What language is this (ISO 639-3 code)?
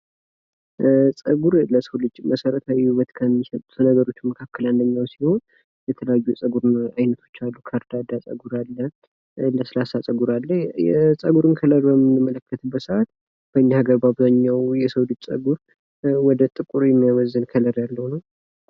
amh